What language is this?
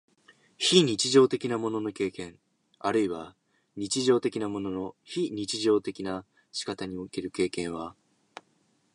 Japanese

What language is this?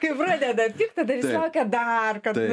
Lithuanian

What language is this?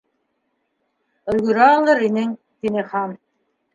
Bashkir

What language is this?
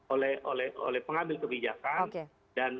Indonesian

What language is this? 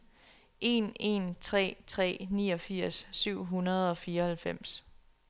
Danish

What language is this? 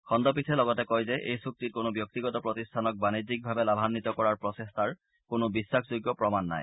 Assamese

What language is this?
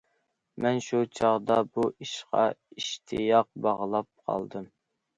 Uyghur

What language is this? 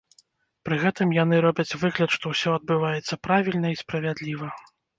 Belarusian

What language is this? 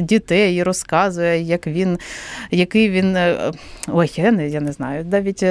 Ukrainian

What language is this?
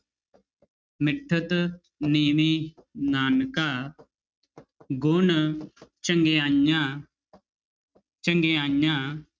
Punjabi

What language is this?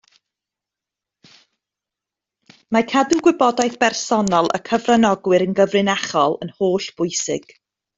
Welsh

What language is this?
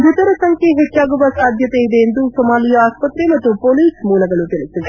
Kannada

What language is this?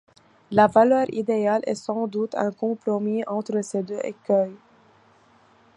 French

